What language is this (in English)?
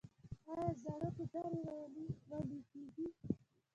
Pashto